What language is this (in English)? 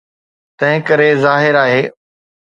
Sindhi